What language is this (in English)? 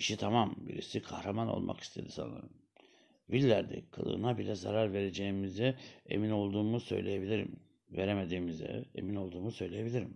Turkish